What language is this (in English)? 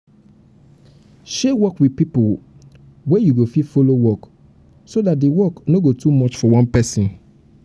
Nigerian Pidgin